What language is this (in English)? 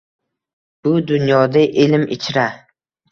Uzbek